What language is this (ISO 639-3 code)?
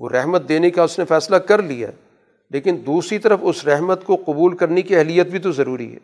urd